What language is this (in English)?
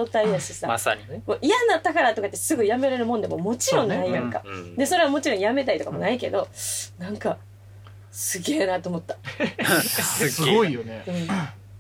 Japanese